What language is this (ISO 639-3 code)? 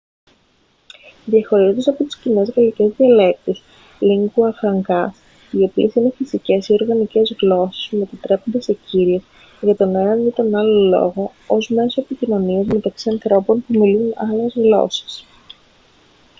ell